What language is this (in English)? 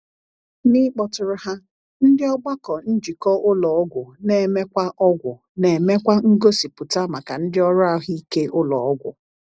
Igbo